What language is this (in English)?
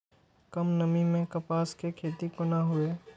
Maithili